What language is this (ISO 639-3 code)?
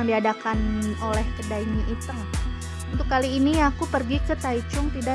ind